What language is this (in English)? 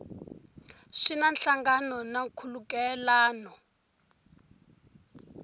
Tsonga